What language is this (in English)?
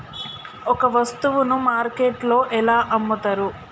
Telugu